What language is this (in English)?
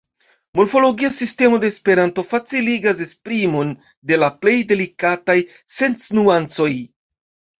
Esperanto